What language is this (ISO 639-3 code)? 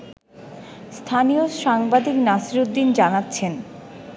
ben